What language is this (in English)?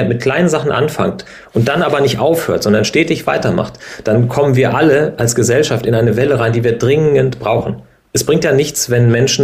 German